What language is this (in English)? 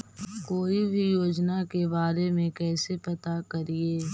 Magahi